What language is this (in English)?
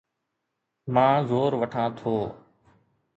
Sindhi